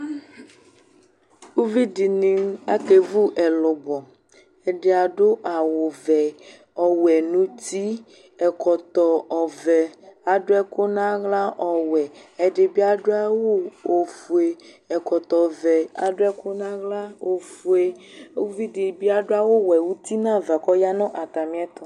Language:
Ikposo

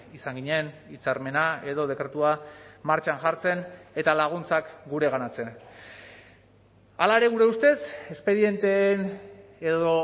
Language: Basque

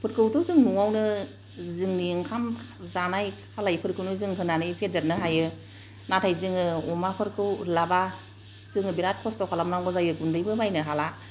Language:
Bodo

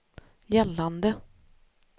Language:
Swedish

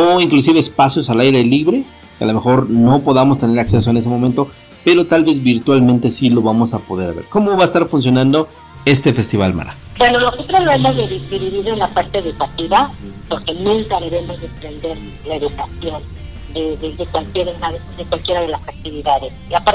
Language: Spanish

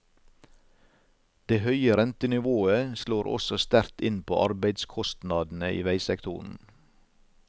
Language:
Norwegian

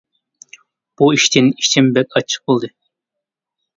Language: Uyghur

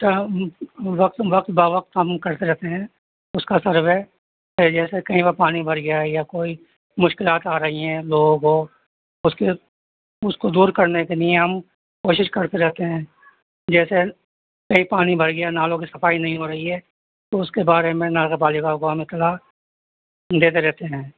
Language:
Urdu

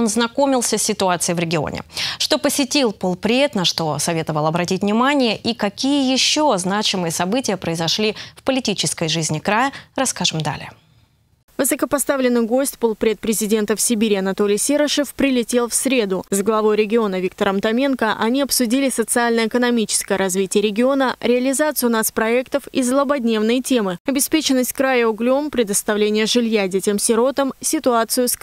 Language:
Russian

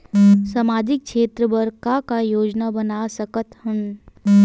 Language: Chhattisgarhi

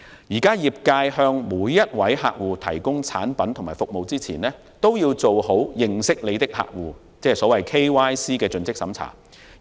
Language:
Cantonese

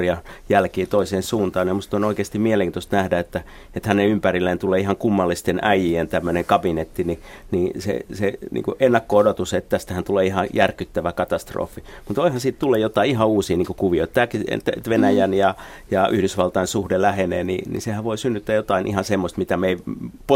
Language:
Finnish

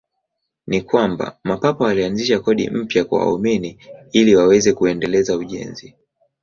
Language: Swahili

